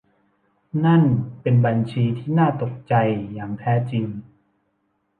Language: Thai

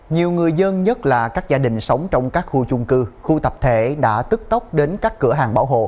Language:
Vietnamese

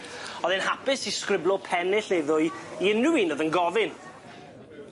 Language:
Welsh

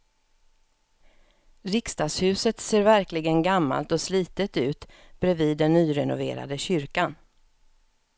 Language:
Swedish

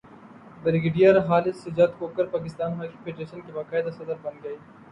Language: Urdu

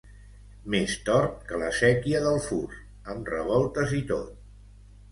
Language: Catalan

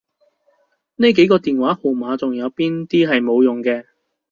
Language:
Cantonese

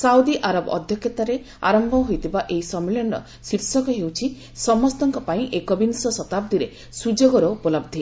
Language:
Odia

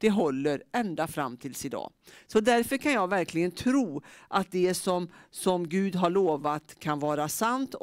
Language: Swedish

